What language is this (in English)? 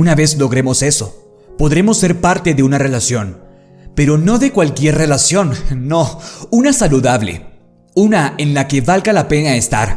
Spanish